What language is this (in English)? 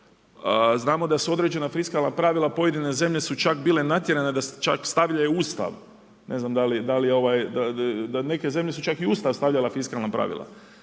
Croatian